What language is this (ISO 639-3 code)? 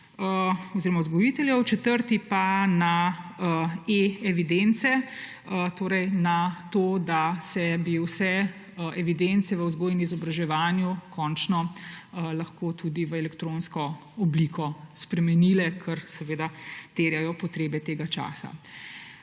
slv